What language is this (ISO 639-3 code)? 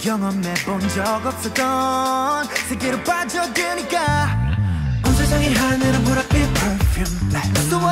por